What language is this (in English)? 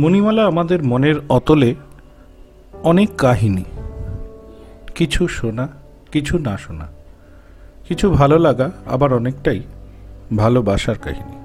Bangla